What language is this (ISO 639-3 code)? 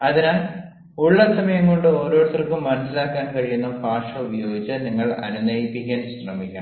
mal